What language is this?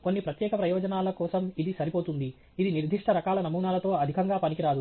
Telugu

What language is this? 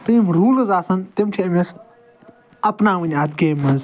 Kashmiri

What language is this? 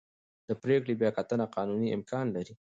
Pashto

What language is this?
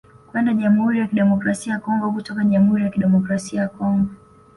Swahili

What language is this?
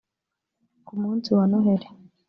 Kinyarwanda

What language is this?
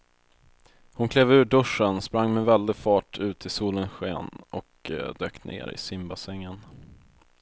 Swedish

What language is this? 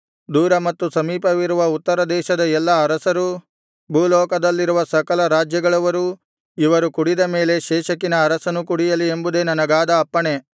Kannada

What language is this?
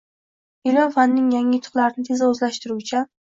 Uzbek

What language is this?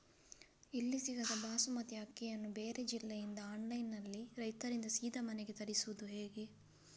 Kannada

